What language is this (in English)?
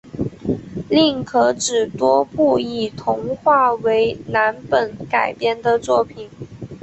Chinese